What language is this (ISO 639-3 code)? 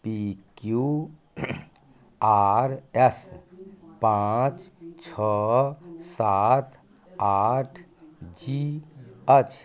mai